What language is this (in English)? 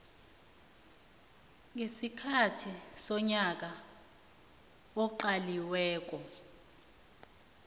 South Ndebele